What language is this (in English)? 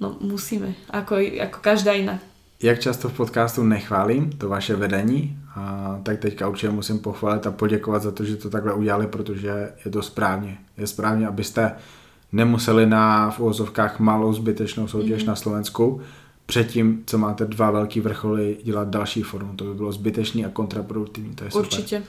Czech